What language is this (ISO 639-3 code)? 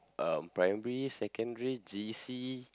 eng